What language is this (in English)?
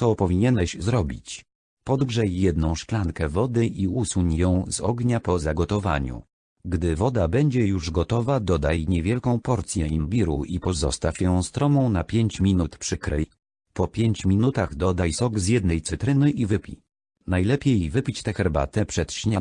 Polish